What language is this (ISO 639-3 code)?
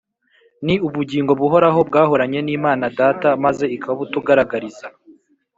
kin